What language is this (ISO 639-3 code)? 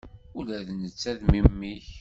kab